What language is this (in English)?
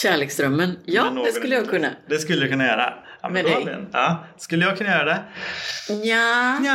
Swedish